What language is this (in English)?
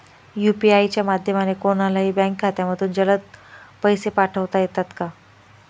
Marathi